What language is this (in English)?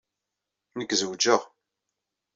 Kabyle